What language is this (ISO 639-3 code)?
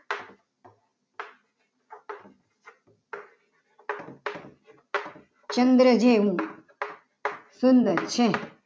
guj